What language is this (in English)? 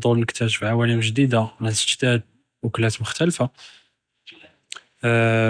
Judeo-Arabic